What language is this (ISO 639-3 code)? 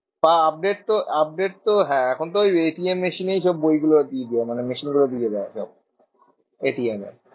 ben